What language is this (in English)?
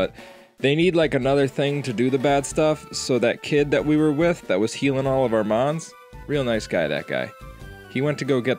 English